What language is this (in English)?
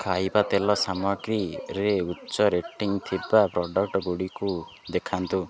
Odia